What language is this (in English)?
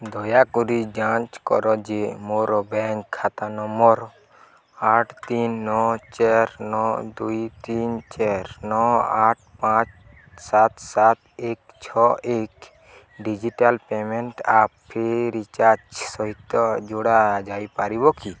Odia